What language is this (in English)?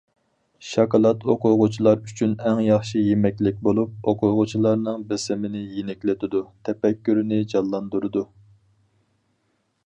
Uyghur